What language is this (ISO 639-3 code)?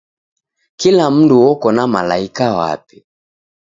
dav